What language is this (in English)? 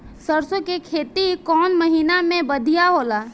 Bhojpuri